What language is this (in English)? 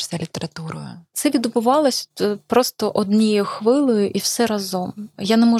Ukrainian